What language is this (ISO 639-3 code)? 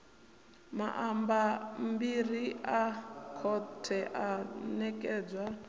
ven